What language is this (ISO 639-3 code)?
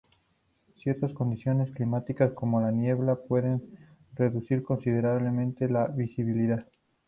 spa